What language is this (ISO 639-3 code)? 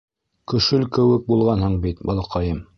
bak